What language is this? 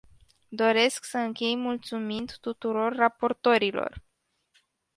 Romanian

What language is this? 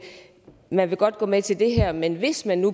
Danish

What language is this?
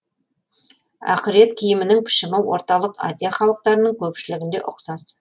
Kazakh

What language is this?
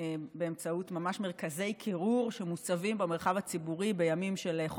Hebrew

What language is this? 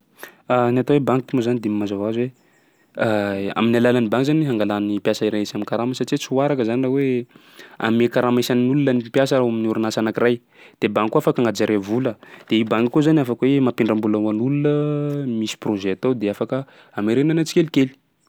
Sakalava Malagasy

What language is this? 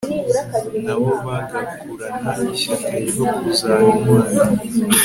Kinyarwanda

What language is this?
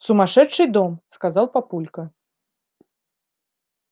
Russian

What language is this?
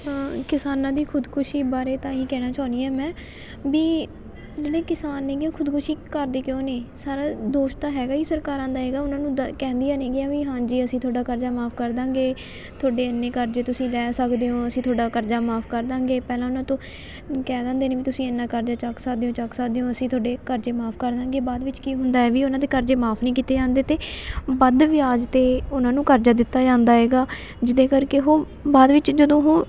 Punjabi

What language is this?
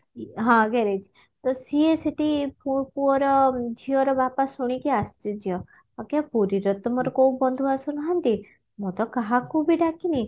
Odia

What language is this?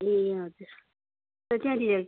Nepali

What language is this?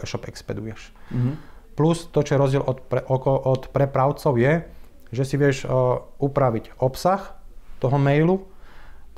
Slovak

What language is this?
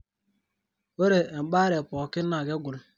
Masai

